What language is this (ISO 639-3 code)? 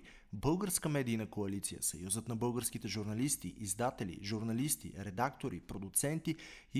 bul